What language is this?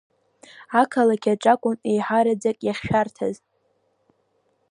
Abkhazian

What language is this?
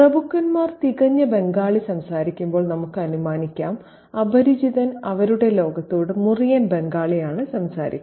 Malayalam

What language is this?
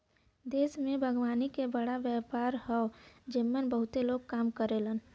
Bhojpuri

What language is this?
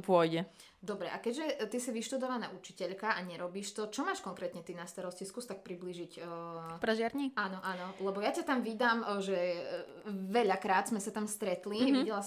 Slovak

